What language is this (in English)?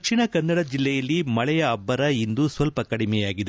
Kannada